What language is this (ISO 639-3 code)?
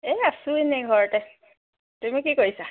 asm